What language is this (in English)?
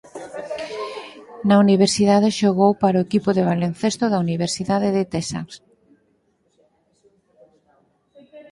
Galician